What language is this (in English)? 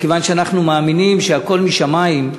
Hebrew